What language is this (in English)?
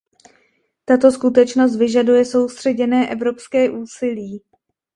Czech